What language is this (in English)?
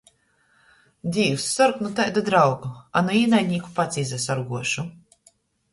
Latgalian